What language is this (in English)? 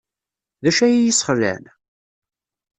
Kabyle